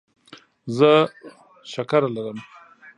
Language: Pashto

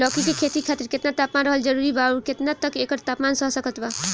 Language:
Bhojpuri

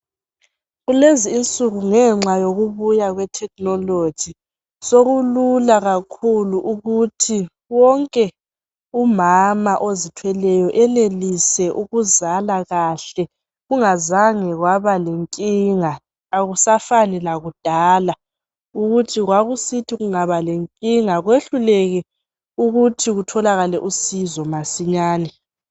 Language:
North Ndebele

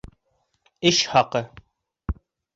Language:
Bashkir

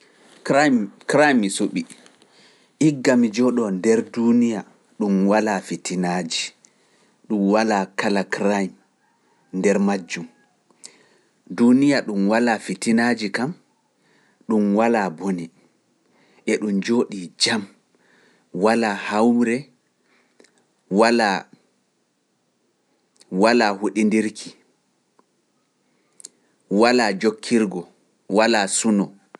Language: Pular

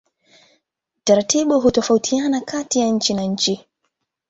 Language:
Swahili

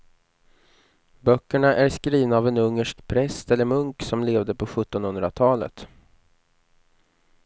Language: Swedish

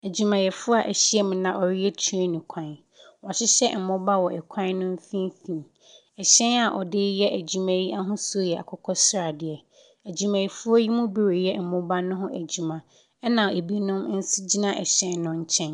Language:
Akan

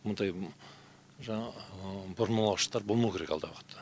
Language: Kazakh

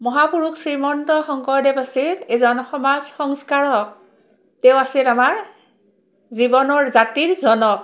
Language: Assamese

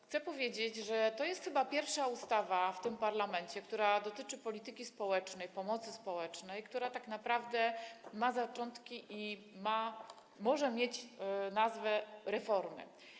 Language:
Polish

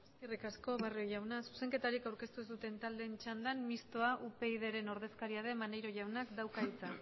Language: Basque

